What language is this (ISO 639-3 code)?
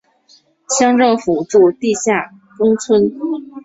zho